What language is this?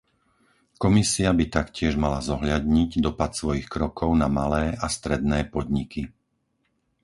Slovak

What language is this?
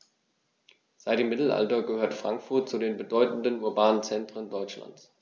German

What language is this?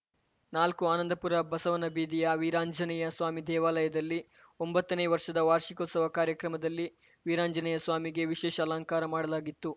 Kannada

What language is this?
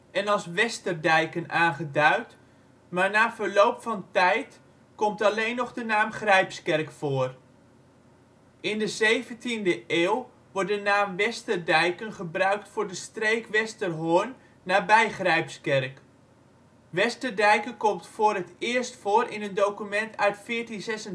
Dutch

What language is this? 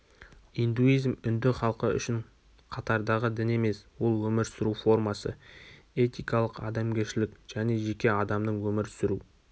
Kazakh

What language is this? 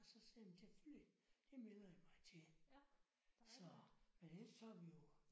Danish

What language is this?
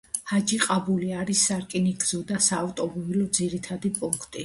Georgian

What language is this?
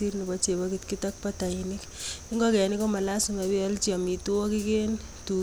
Kalenjin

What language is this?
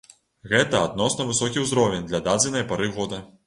Belarusian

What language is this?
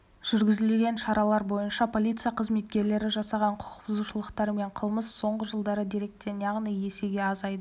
Kazakh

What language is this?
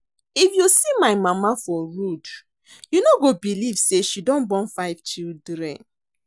Nigerian Pidgin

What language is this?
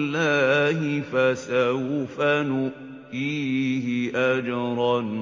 Arabic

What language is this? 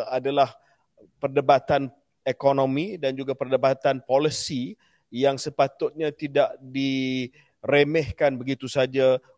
Malay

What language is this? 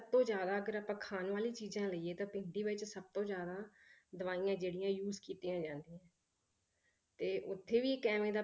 Punjabi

